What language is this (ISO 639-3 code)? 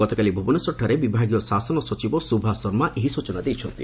ori